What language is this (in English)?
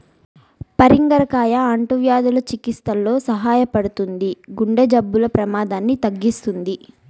Telugu